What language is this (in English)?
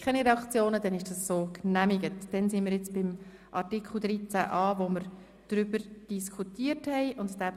Swiss German